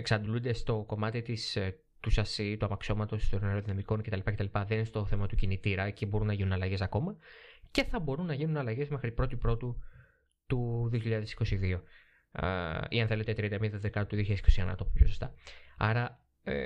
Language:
Greek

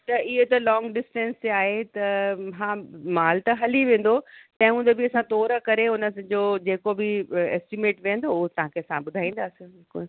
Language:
Sindhi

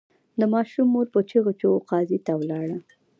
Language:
Pashto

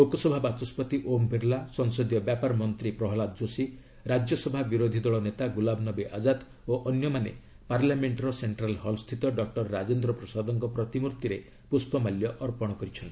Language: Odia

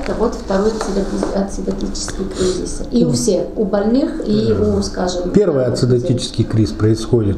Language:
Russian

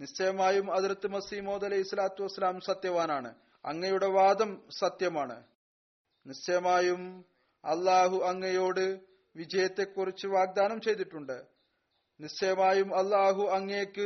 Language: Malayalam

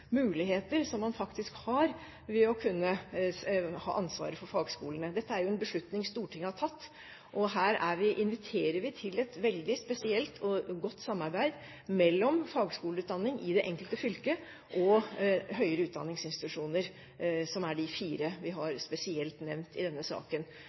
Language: Norwegian Bokmål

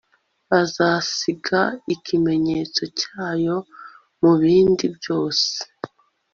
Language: Kinyarwanda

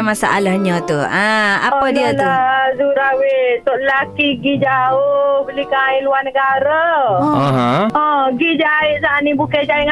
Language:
Malay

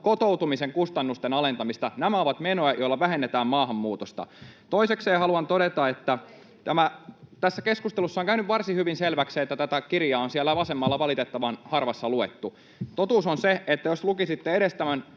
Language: Finnish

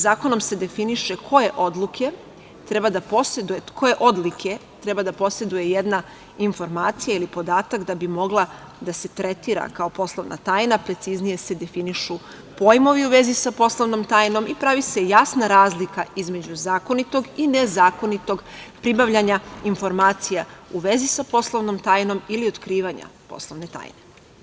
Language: Serbian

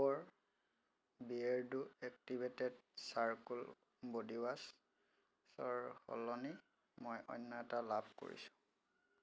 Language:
Assamese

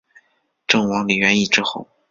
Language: Chinese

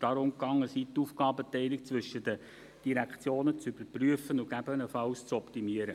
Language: Swiss German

